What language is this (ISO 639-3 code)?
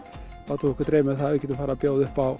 isl